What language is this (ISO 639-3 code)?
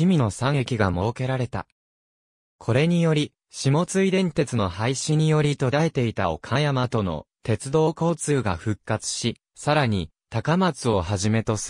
jpn